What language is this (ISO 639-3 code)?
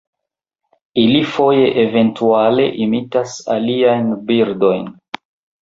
epo